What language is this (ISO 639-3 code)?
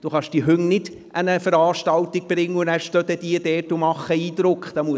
gsw